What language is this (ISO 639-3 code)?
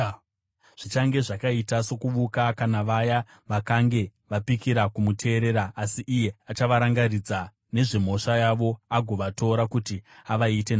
sna